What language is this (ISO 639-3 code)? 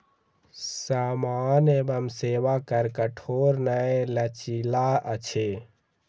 mai